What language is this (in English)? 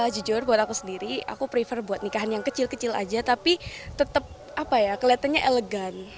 Indonesian